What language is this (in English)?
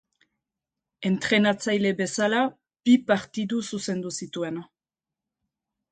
Basque